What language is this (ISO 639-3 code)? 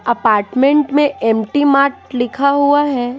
hin